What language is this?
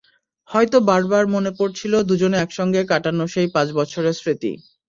Bangla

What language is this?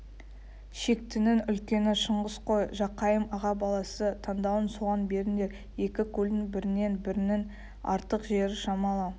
Kazakh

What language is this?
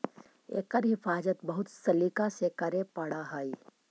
Magahi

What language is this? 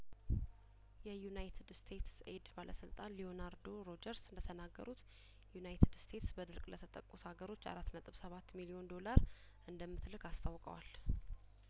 Amharic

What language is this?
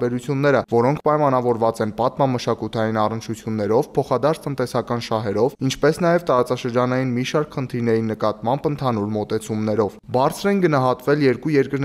Romanian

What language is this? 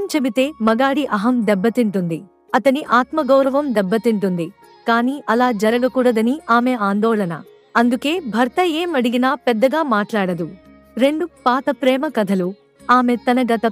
Telugu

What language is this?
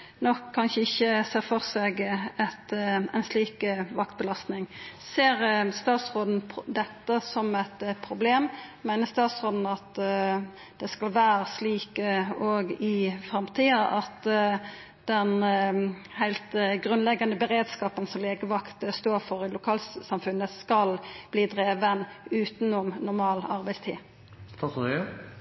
Norwegian Nynorsk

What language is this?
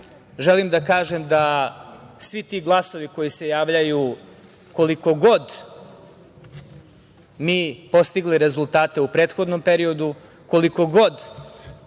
Serbian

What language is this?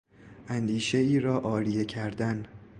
Persian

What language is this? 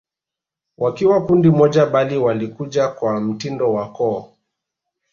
Swahili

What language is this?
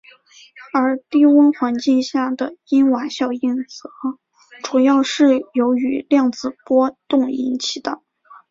Chinese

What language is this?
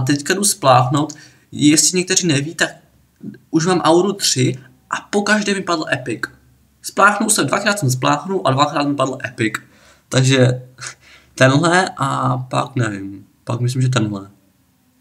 Czech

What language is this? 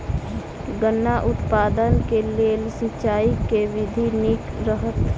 Maithili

